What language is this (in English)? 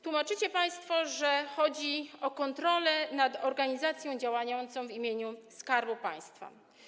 Polish